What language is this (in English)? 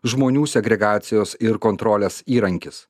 Lithuanian